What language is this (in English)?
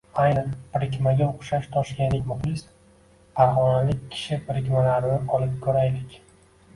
Uzbek